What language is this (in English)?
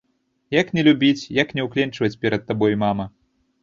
Belarusian